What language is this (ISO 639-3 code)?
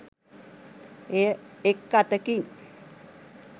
sin